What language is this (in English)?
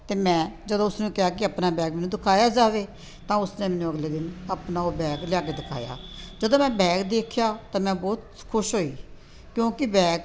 Punjabi